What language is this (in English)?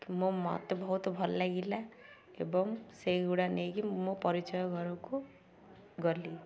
Odia